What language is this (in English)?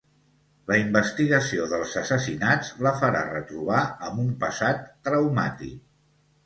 Catalan